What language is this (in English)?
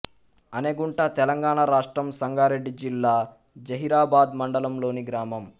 Telugu